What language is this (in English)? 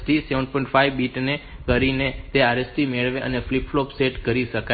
Gujarati